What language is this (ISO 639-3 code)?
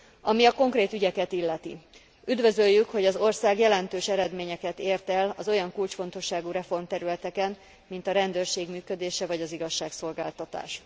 hun